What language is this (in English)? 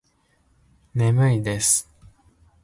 Japanese